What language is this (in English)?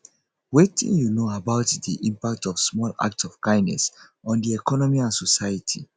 Nigerian Pidgin